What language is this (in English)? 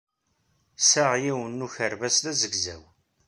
Kabyle